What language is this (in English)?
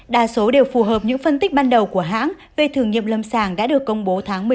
Vietnamese